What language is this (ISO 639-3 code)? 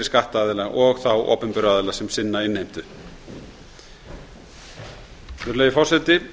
isl